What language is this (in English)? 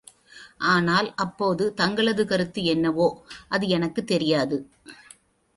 Tamil